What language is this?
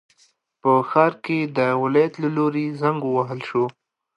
Pashto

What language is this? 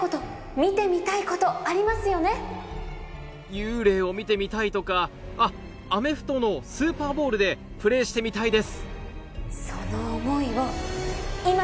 Japanese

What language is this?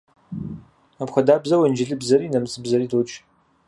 Kabardian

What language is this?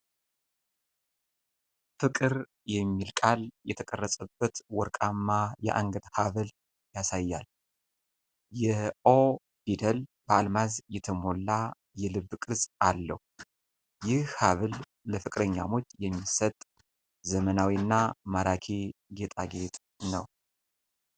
Amharic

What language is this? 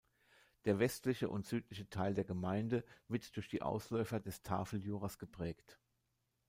German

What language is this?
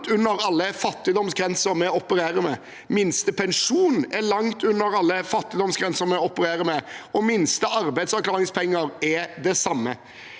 Norwegian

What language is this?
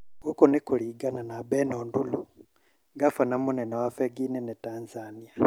Kikuyu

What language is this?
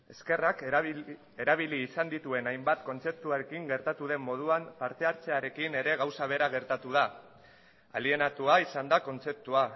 Basque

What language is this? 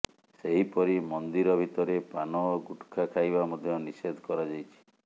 Odia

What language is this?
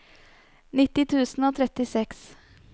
Norwegian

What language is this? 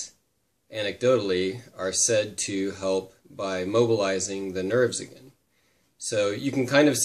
English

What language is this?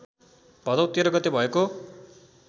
Nepali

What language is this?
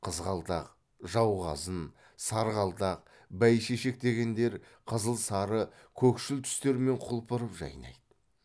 Kazakh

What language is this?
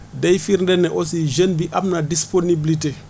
Wolof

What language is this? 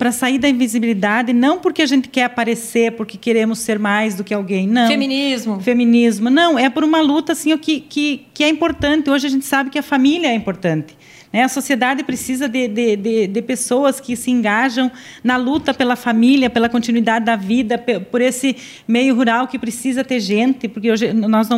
Portuguese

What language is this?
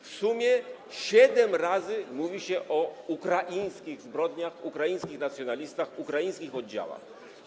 Polish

